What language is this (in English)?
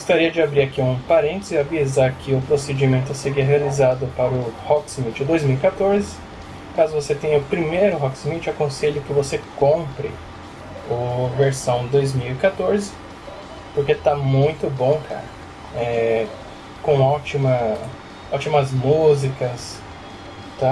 Portuguese